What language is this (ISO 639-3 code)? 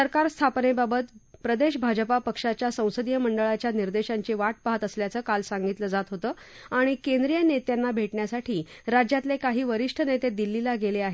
mar